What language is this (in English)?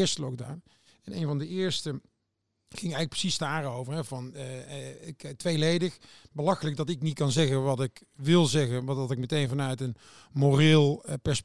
Dutch